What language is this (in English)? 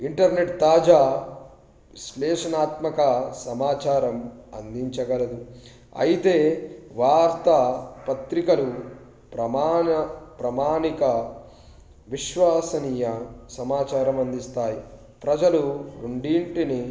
Telugu